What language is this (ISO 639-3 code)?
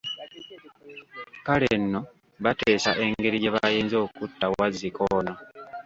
lug